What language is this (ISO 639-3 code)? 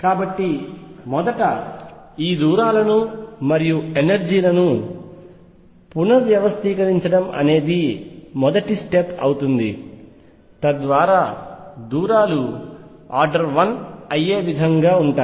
tel